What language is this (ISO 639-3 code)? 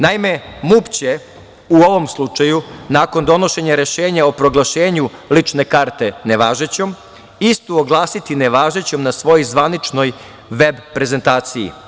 srp